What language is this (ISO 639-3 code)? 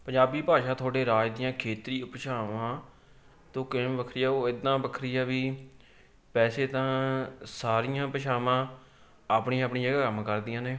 pan